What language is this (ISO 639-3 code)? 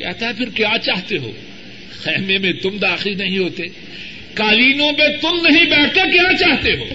urd